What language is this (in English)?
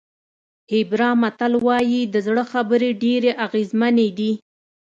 Pashto